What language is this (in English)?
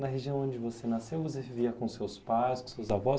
Portuguese